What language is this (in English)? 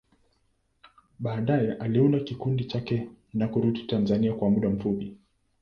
Swahili